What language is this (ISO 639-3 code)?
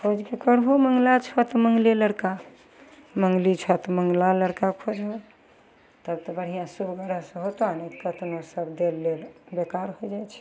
mai